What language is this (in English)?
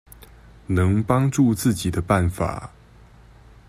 Chinese